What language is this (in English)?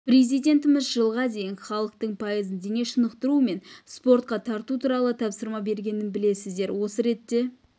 Kazakh